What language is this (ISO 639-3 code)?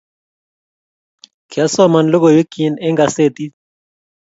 kln